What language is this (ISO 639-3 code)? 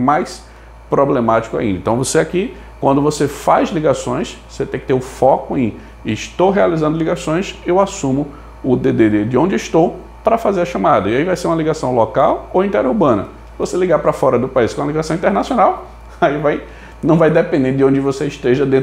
por